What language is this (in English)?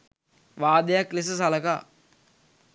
Sinhala